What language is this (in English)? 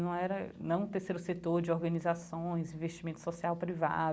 Portuguese